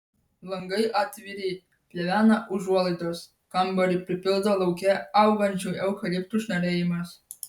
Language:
Lithuanian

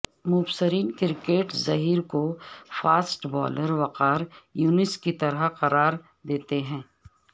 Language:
Urdu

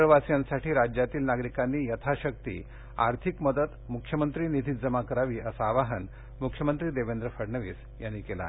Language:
Marathi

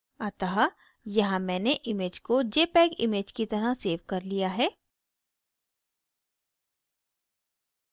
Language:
Hindi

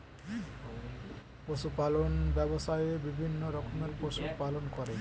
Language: Bangla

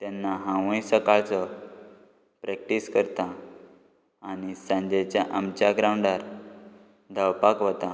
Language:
Konkani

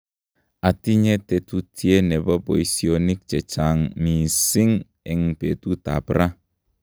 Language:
Kalenjin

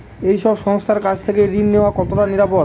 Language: Bangla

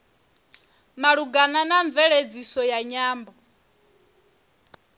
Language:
Venda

